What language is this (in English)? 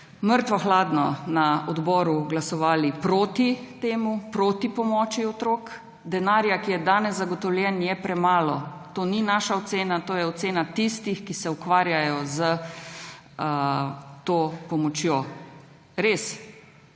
Slovenian